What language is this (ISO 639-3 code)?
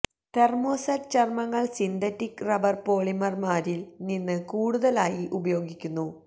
mal